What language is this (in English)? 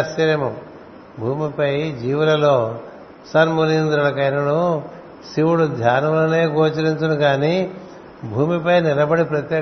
Telugu